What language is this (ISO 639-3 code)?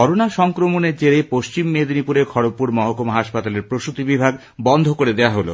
ben